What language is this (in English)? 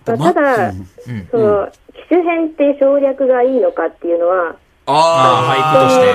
Japanese